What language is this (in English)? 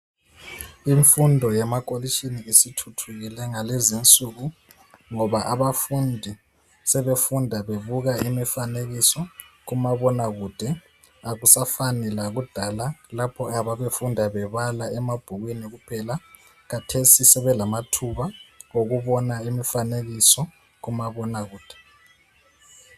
North Ndebele